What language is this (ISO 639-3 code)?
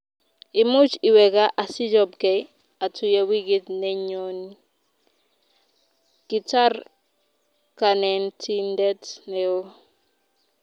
kln